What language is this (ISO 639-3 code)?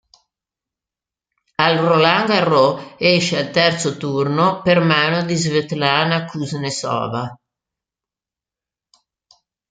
ita